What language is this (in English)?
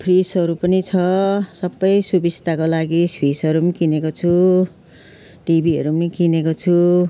Nepali